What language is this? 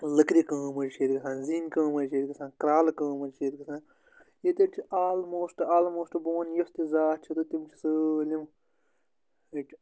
Kashmiri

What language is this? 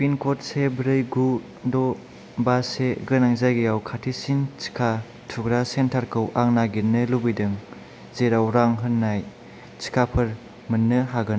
Bodo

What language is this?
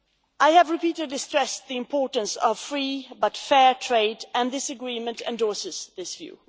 English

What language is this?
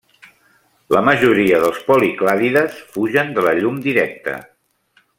Catalan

